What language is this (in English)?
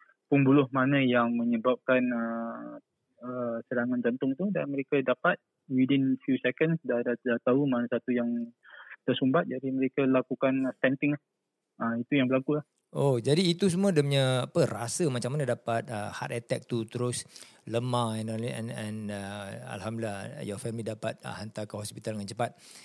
Malay